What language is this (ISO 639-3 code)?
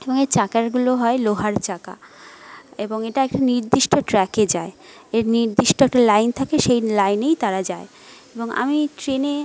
ben